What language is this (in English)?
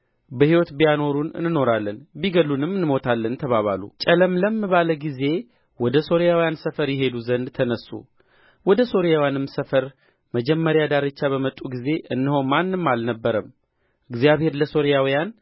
Amharic